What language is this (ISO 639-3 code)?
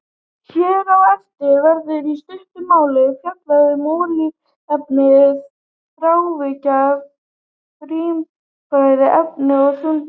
isl